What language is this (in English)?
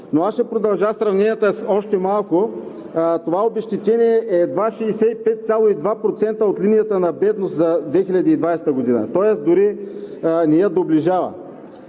Bulgarian